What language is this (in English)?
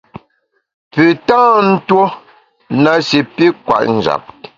Bamun